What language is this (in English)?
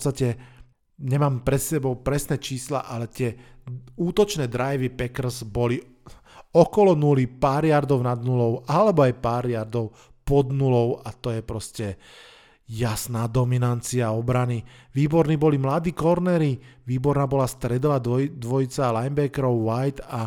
Slovak